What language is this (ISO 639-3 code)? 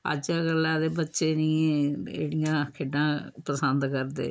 doi